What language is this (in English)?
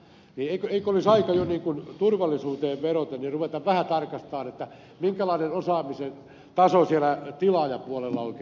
Finnish